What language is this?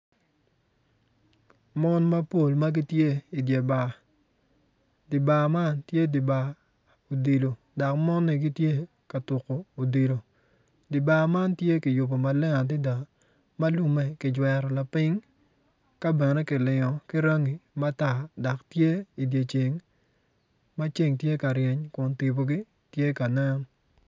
Acoli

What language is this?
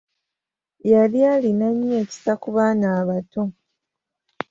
Ganda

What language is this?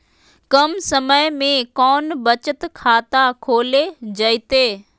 Magahi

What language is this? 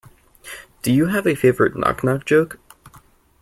English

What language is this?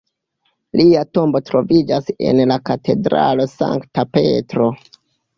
Esperanto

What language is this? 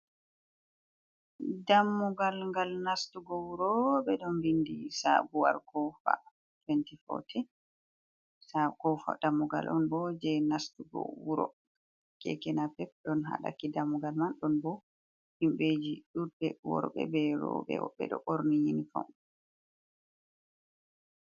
Fula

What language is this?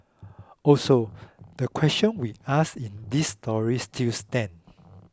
English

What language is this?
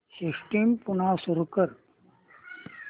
Marathi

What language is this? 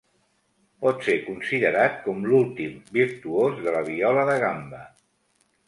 Catalan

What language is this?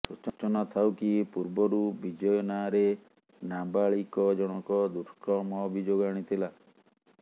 Odia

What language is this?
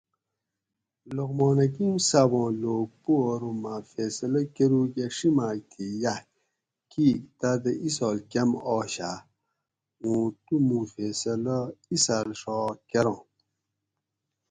Gawri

